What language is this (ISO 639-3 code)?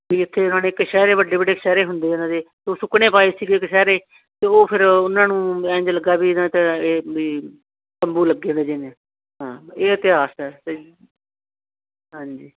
pan